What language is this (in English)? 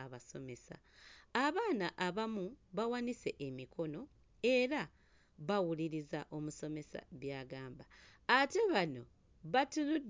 Ganda